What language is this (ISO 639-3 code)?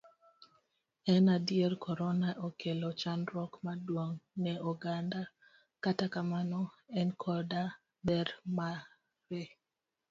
luo